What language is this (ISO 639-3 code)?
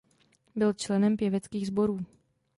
ces